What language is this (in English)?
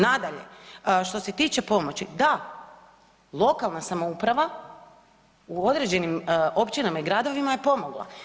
Croatian